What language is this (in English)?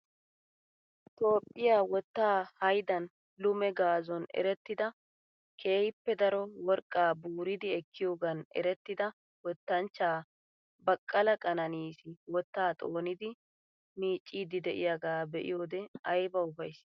Wolaytta